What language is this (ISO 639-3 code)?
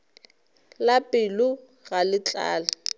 nso